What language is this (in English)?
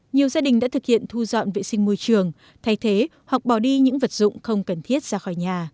Vietnamese